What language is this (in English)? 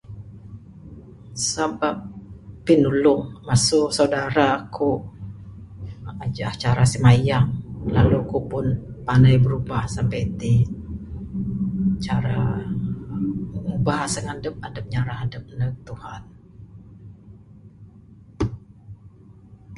Bukar-Sadung Bidayuh